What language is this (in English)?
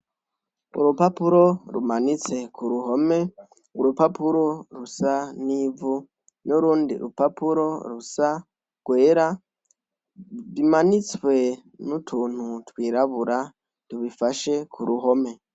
Rundi